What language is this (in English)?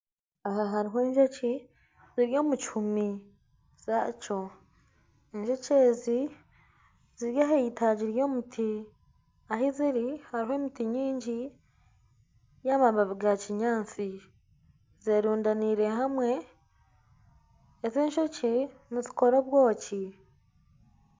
Nyankole